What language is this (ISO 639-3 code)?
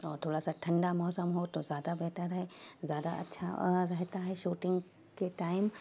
urd